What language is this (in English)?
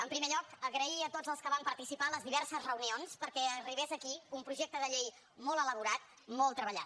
Catalan